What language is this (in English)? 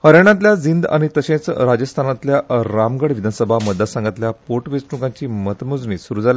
Konkani